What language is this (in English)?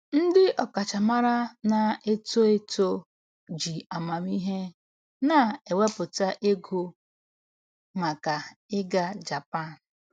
Igbo